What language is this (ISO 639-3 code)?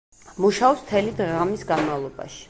kat